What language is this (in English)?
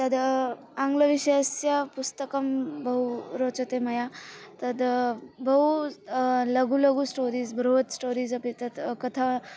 Sanskrit